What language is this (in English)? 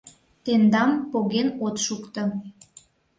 Mari